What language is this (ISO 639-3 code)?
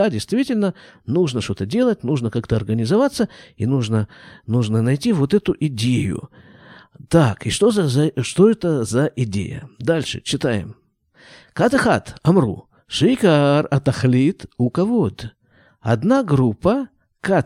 rus